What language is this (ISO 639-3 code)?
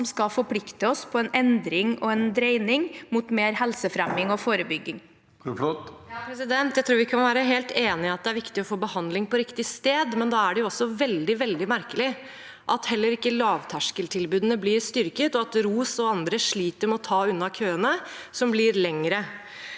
nor